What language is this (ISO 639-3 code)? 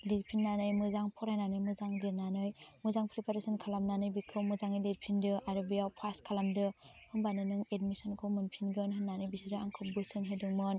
brx